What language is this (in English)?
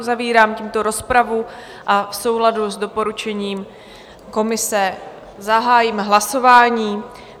Czech